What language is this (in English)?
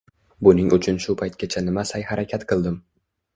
Uzbek